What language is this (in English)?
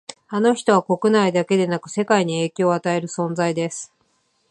Japanese